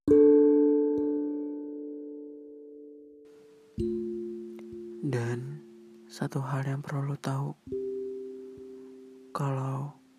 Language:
Indonesian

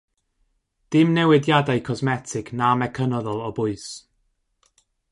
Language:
Welsh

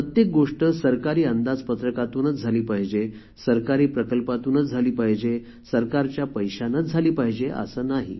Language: Marathi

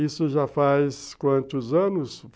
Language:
Portuguese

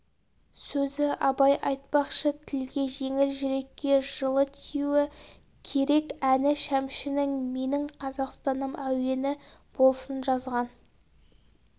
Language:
Kazakh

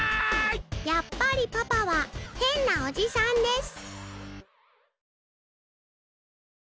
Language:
Japanese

